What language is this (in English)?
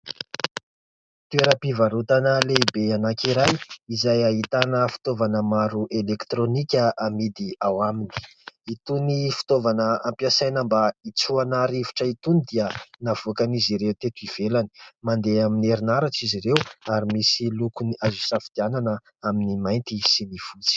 Malagasy